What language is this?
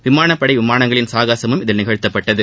Tamil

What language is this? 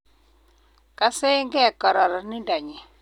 Kalenjin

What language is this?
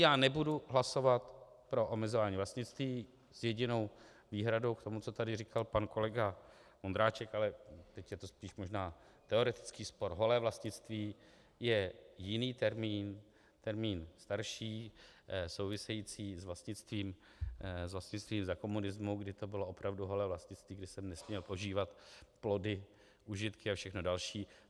Czech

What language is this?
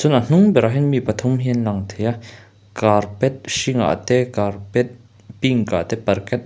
Mizo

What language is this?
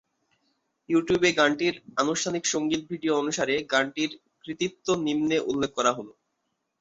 Bangla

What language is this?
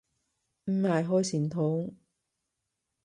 Cantonese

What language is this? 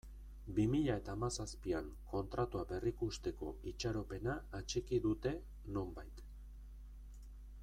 Basque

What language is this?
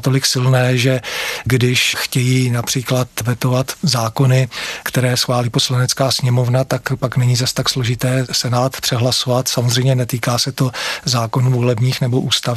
Czech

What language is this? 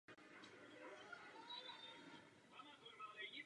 Czech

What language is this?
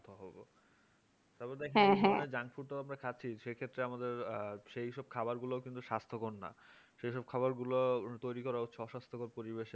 Bangla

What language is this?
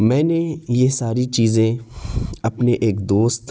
Urdu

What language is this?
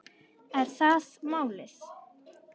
Icelandic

